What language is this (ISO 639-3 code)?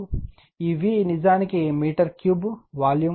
tel